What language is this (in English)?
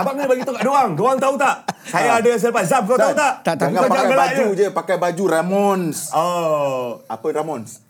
Malay